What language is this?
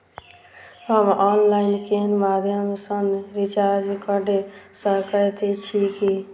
Maithili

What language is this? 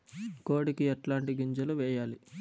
Telugu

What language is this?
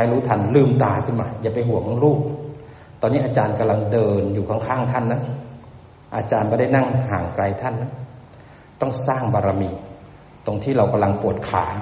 Thai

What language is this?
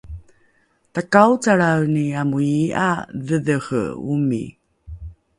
Rukai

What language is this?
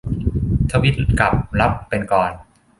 Thai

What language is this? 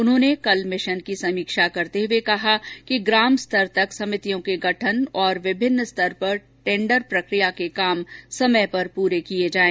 Hindi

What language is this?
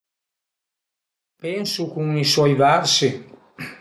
Piedmontese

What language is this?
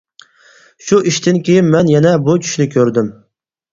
Uyghur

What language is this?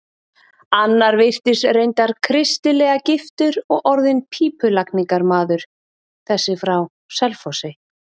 Icelandic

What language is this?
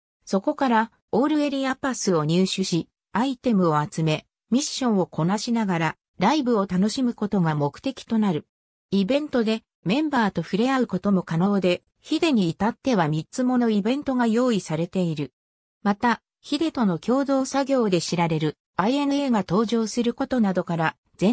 Japanese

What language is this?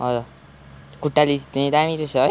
Nepali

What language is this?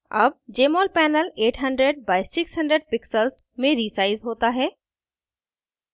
Hindi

